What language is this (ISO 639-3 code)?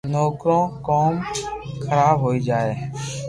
lrk